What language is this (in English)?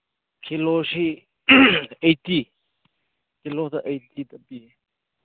Manipuri